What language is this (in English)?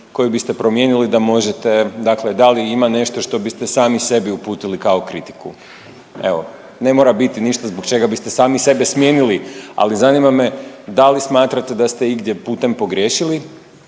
Croatian